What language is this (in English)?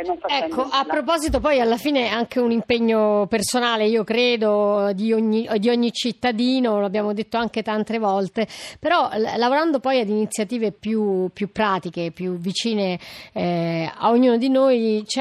Italian